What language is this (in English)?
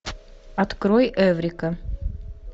Russian